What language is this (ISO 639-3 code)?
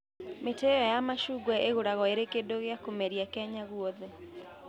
kik